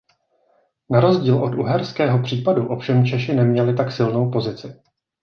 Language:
Czech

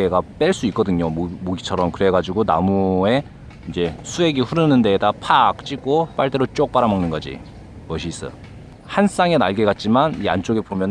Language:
Korean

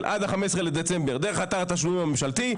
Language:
Hebrew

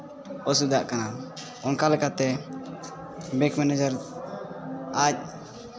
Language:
Santali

